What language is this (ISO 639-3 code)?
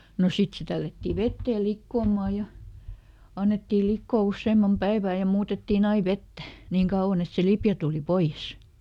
fin